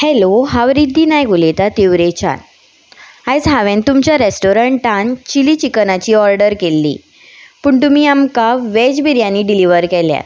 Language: Konkani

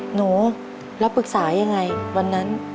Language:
Thai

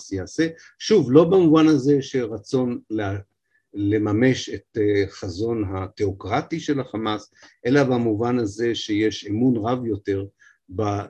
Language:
Hebrew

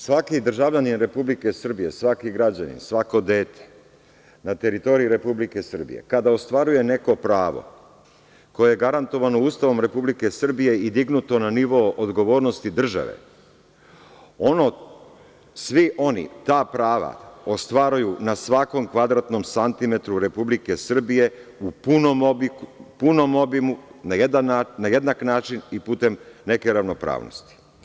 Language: Serbian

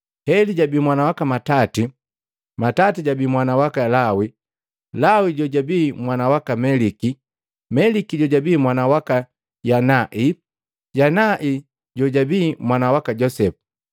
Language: Matengo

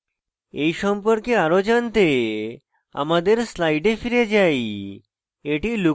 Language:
Bangla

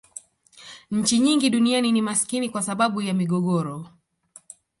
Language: Swahili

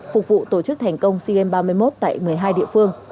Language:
Vietnamese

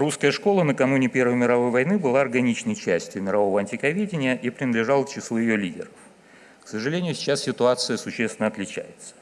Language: Russian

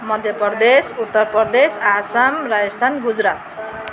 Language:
Nepali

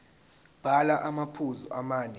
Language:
Zulu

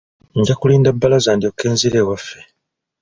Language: Ganda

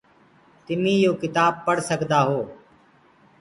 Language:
Gurgula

